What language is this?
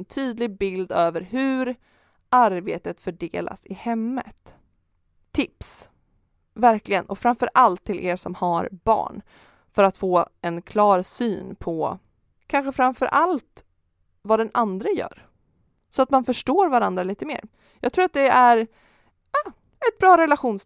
Swedish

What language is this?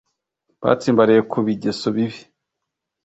Kinyarwanda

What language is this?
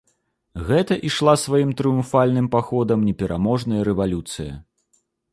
Belarusian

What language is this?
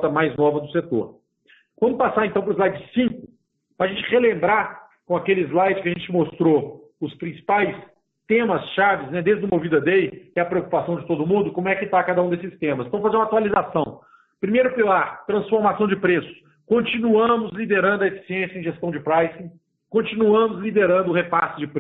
Portuguese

